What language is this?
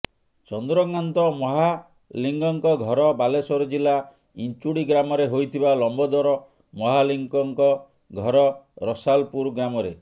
Odia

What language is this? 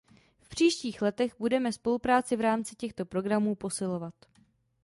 Czech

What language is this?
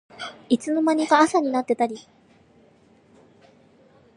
Japanese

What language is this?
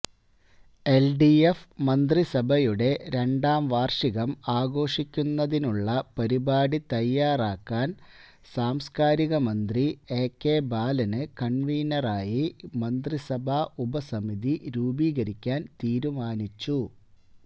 Malayalam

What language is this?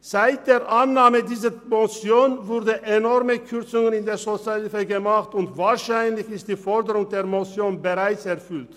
Swiss German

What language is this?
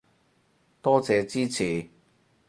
Cantonese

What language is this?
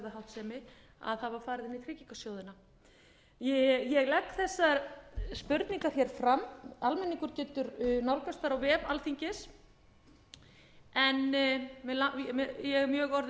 Icelandic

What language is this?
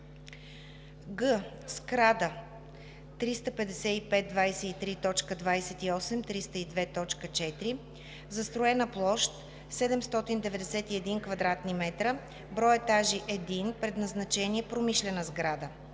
Bulgarian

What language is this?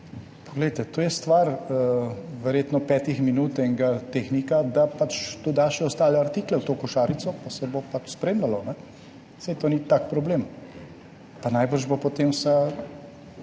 Slovenian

